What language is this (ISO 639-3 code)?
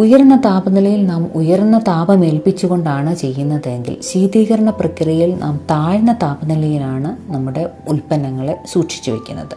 mal